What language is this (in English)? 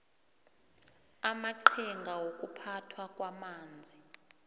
South Ndebele